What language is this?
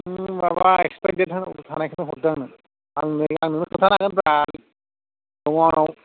Bodo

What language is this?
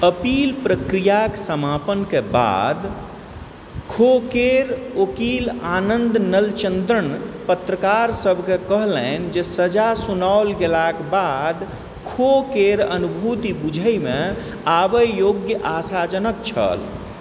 Maithili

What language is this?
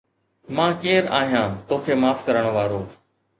Sindhi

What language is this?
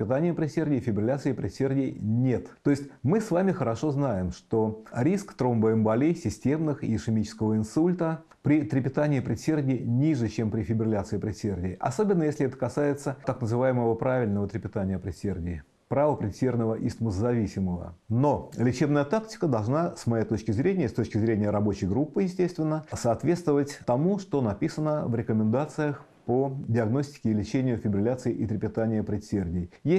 Russian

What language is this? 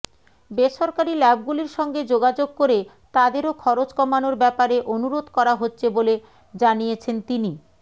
Bangla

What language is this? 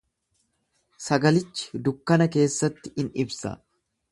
Oromo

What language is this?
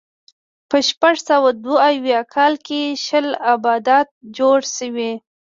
Pashto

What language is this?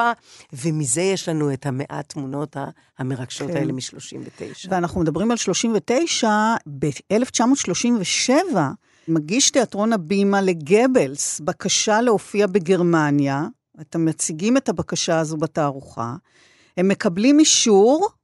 Hebrew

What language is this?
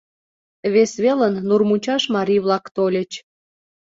Mari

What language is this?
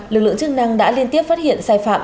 Vietnamese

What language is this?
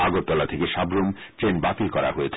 Bangla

